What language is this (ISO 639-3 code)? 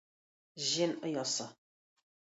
tat